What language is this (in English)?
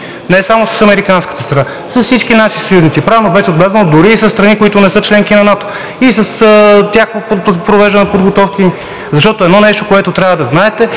Bulgarian